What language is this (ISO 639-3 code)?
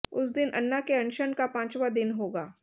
hin